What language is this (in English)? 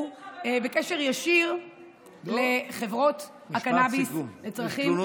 Hebrew